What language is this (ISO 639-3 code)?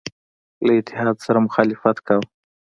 pus